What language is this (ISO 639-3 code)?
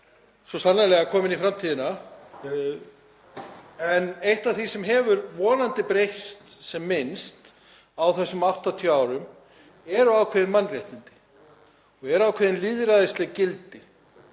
isl